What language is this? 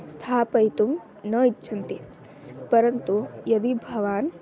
Sanskrit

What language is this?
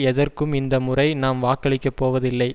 Tamil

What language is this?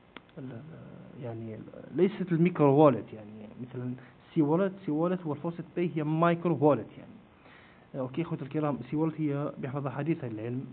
Arabic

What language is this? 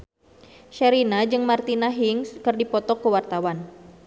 Sundanese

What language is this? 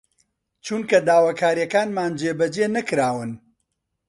Central Kurdish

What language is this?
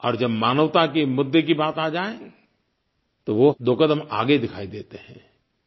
Hindi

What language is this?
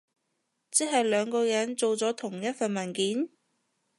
Cantonese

